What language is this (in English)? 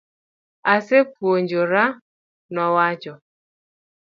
Luo (Kenya and Tanzania)